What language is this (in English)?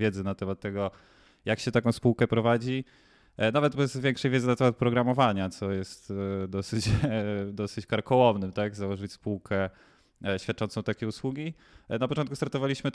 Polish